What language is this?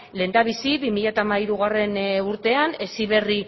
Basque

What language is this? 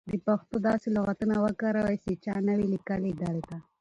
Pashto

